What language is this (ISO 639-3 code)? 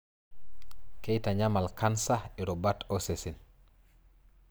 mas